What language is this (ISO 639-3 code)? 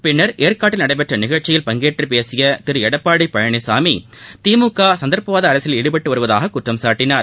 tam